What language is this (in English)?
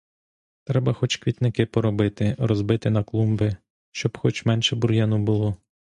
Ukrainian